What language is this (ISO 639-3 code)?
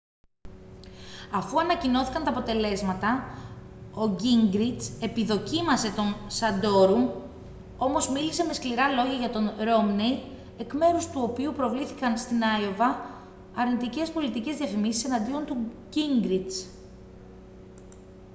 ell